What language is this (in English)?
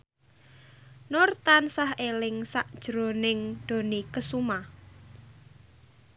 Javanese